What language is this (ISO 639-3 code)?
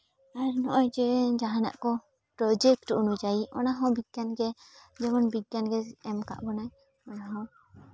sat